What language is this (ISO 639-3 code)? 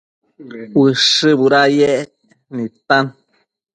mcf